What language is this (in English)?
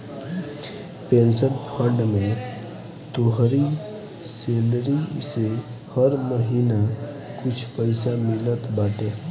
Bhojpuri